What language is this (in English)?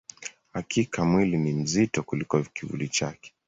Swahili